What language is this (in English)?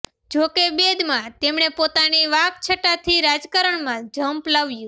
Gujarati